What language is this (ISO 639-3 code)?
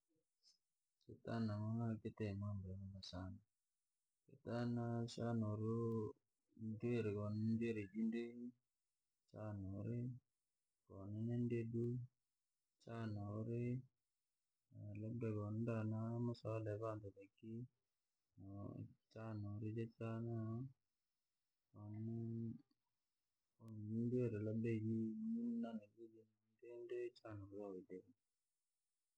lag